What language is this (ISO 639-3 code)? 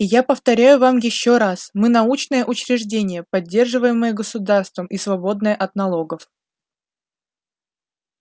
rus